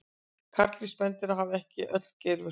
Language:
Icelandic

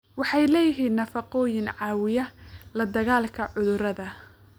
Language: Somali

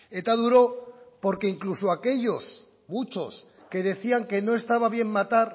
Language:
Spanish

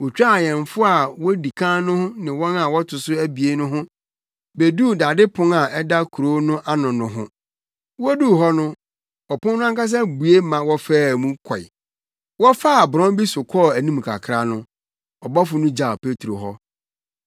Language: Akan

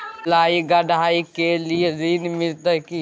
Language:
Maithili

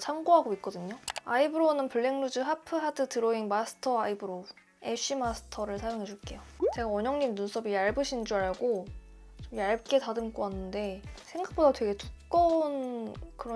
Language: Korean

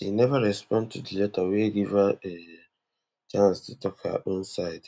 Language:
Nigerian Pidgin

